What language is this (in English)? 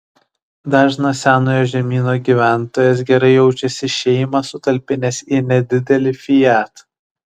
Lithuanian